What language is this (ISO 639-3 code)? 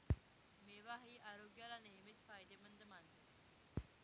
mar